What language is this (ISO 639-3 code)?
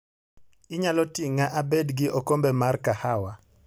luo